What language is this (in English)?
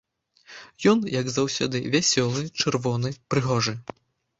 Belarusian